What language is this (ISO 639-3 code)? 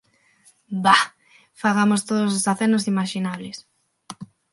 glg